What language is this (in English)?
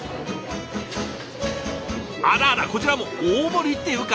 Japanese